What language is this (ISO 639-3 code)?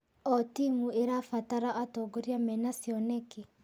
kik